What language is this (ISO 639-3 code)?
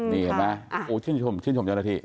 tha